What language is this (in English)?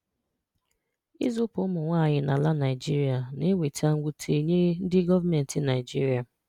Igbo